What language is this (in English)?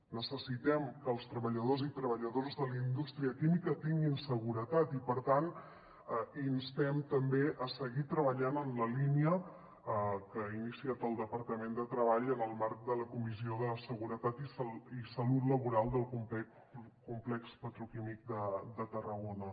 Catalan